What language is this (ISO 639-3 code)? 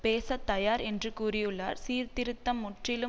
tam